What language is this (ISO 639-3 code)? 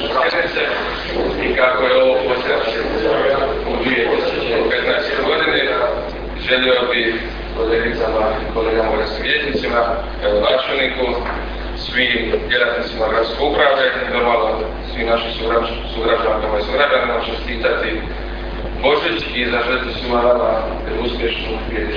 hrv